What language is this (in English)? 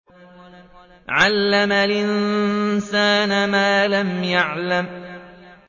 Arabic